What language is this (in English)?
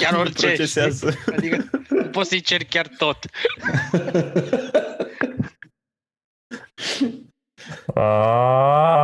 Romanian